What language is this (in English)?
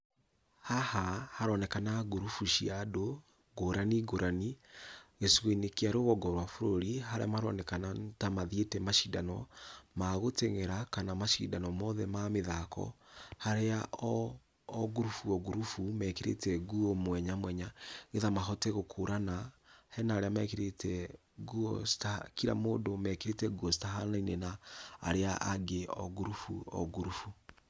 Kikuyu